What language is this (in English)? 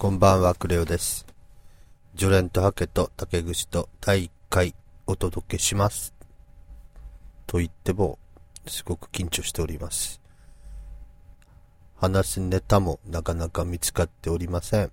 Japanese